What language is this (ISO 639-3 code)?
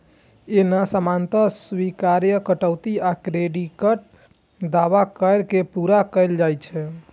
mai